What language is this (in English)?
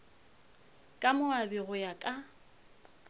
Northern Sotho